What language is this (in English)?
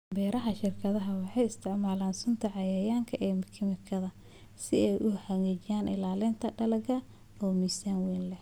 Somali